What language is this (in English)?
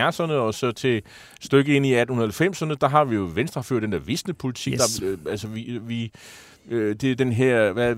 Danish